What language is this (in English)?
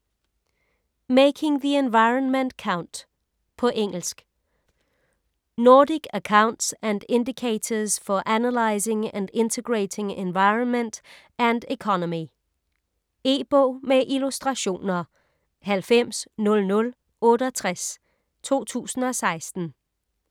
Danish